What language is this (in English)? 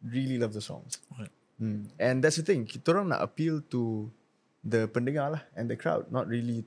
Malay